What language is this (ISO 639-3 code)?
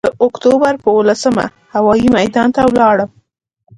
pus